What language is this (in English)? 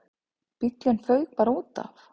Icelandic